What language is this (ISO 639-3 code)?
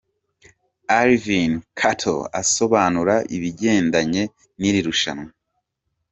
kin